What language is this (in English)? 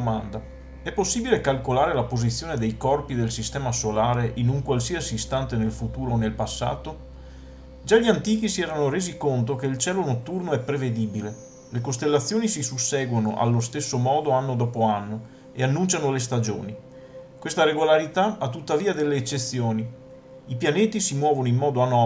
Italian